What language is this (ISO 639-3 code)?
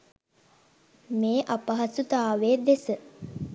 sin